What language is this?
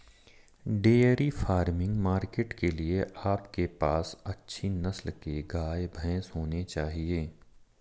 Hindi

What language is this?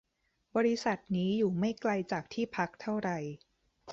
Thai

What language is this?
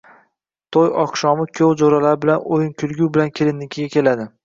Uzbek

